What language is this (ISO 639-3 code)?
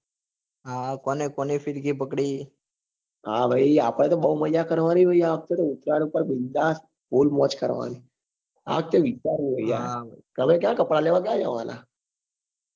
guj